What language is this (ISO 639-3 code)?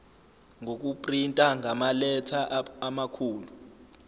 zul